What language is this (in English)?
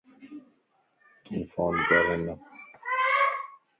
Lasi